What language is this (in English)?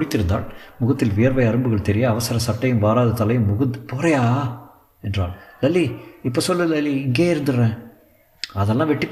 Tamil